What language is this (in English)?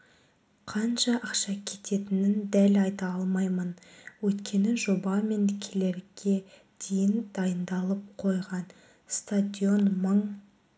Kazakh